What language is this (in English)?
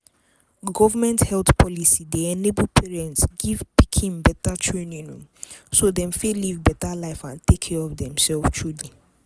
Nigerian Pidgin